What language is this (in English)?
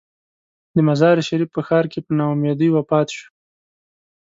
Pashto